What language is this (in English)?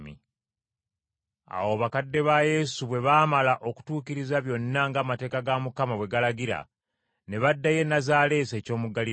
Ganda